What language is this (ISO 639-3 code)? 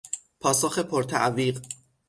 fas